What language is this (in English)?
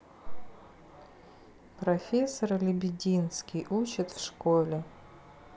Russian